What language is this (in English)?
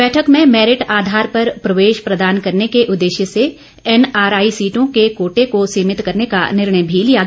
Hindi